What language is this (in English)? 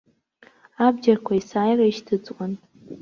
Abkhazian